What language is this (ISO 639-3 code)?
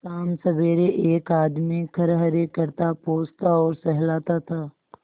hin